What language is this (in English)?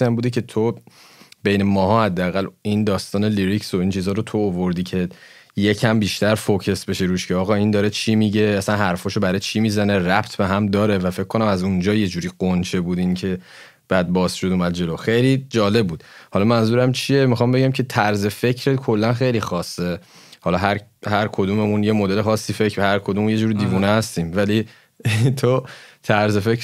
Persian